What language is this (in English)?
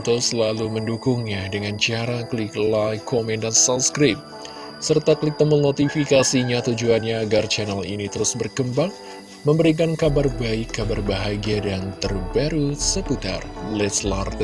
Indonesian